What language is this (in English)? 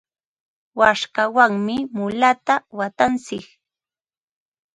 Ambo-Pasco Quechua